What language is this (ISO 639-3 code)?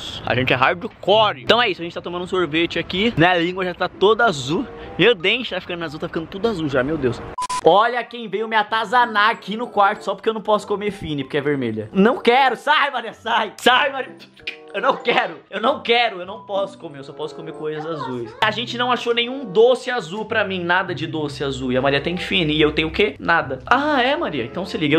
por